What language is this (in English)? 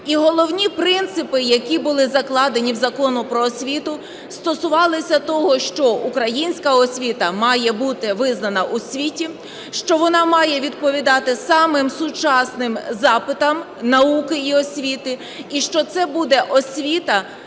Ukrainian